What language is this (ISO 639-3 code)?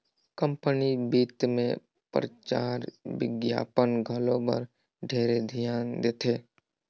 hne